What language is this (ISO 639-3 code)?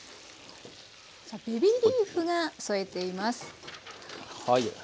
jpn